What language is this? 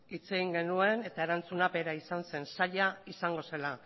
Basque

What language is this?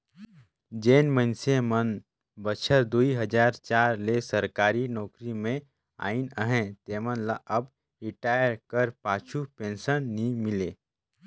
Chhattisgarhi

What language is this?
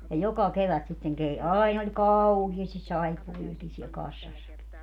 Finnish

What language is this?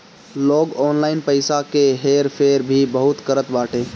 Bhojpuri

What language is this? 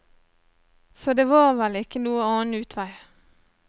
Norwegian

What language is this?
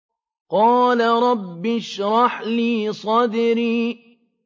Arabic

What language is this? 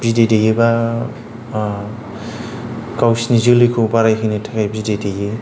Bodo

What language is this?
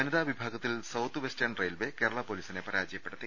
Malayalam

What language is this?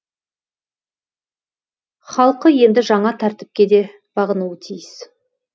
Kazakh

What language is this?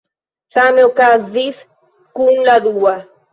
Esperanto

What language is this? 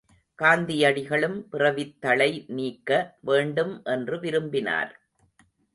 Tamil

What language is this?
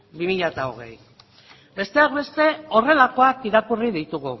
Basque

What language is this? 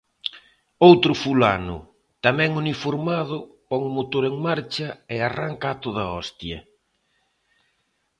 Galician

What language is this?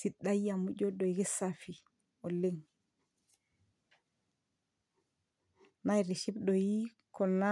Masai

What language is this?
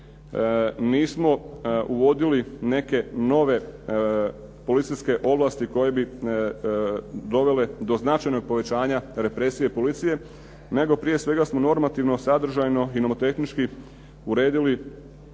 Croatian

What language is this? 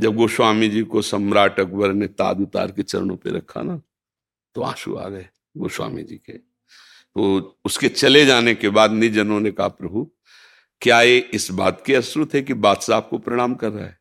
Hindi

